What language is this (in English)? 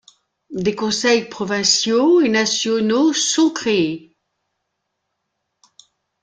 French